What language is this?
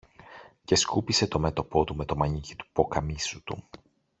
Greek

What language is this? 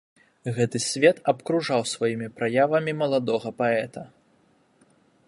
Belarusian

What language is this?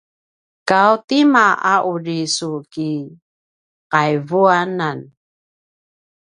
Paiwan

